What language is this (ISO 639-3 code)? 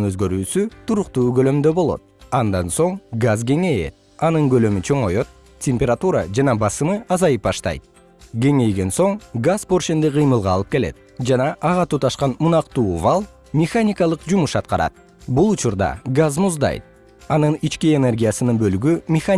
kir